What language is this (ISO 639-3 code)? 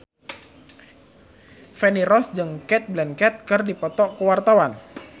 sun